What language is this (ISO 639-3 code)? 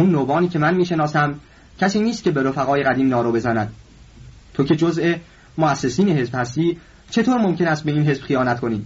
fas